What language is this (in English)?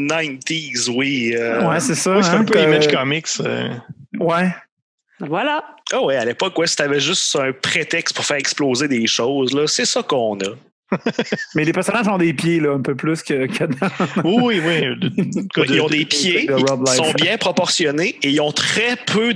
French